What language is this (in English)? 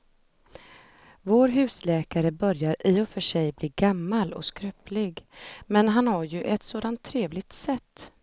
Swedish